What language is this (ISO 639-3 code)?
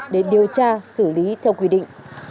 vie